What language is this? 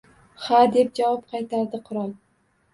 Uzbek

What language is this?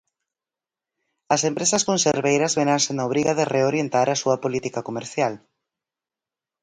Galician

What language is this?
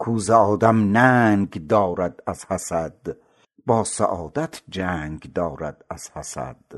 Persian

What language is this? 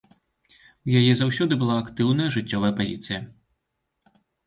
Belarusian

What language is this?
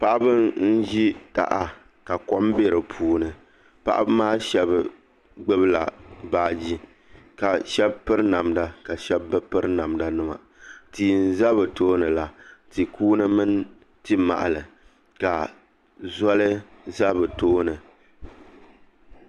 Dagbani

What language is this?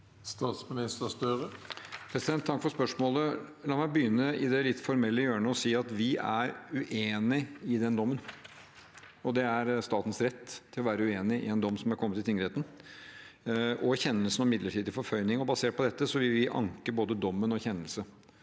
Norwegian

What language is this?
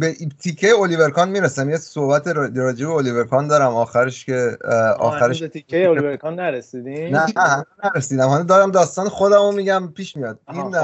Persian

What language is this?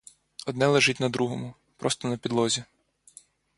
Ukrainian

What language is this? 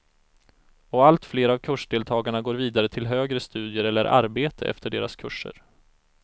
Swedish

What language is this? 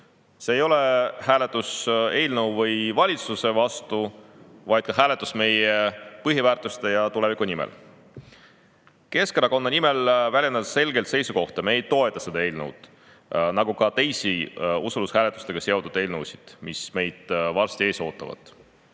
Estonian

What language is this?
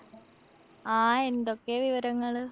Malayalam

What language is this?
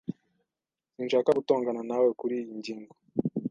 Kinyarwanda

